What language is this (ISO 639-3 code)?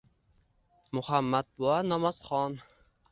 uzb